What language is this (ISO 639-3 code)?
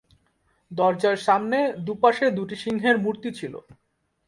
ben